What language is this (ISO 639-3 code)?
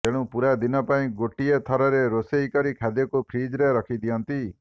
ori